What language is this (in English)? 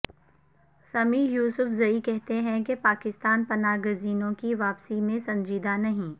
Urdu